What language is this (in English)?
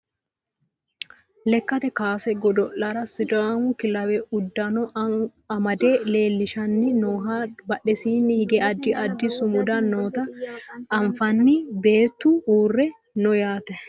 Sidamo